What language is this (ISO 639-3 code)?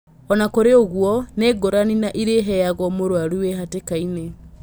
kik